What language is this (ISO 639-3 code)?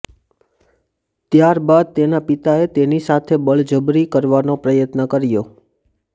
guj